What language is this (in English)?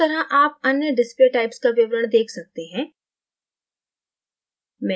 Hindi